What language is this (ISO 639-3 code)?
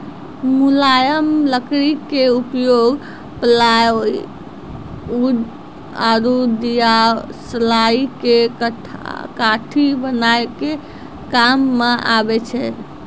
mai